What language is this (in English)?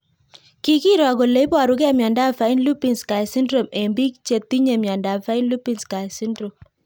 Kalenjin